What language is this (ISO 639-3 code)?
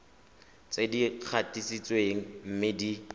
tsn